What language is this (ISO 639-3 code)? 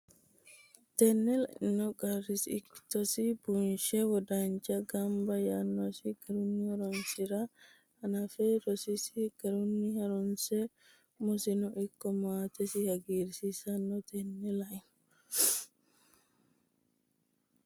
sid